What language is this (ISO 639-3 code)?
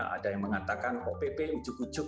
ind